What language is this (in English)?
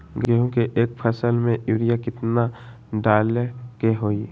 Magahi